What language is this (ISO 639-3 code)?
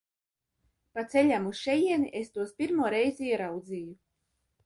lav